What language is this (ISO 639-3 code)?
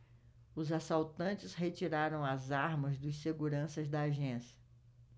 por